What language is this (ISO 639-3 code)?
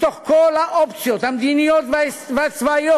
heb